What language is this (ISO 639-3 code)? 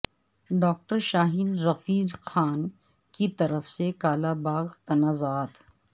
urd